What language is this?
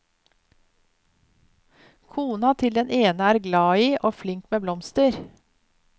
Norwegian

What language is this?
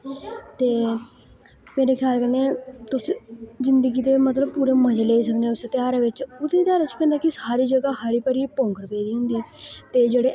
Dogri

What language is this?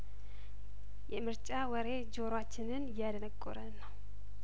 Amharic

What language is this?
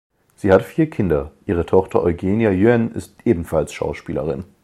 German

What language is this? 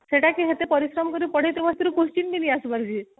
Odia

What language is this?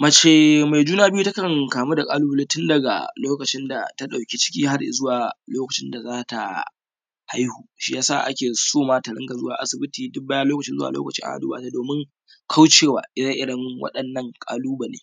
Hausa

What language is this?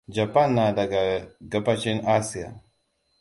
Hausa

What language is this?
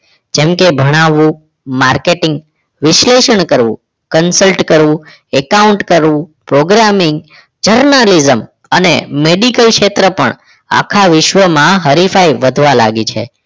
Gujarati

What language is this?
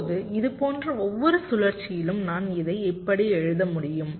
Tamil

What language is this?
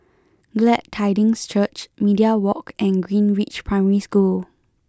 English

